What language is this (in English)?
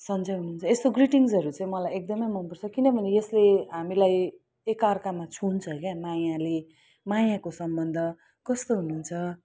Nepali